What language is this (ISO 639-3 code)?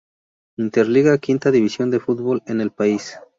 spa